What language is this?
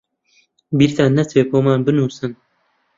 Central Kurdish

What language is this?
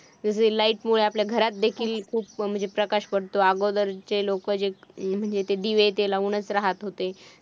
Marathi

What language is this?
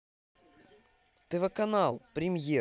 Russian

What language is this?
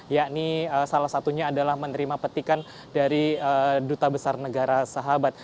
Indonesian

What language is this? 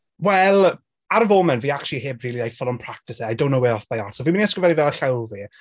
Welsh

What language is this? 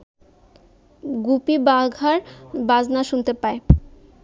Bangla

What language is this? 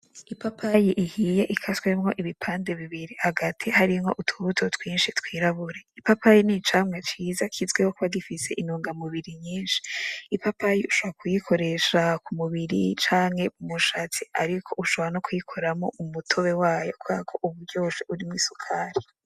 Rundi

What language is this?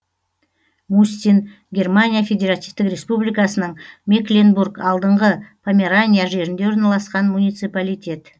Kazakh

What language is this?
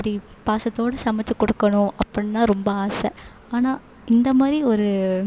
Tamil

